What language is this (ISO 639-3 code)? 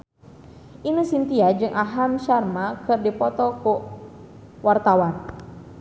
sun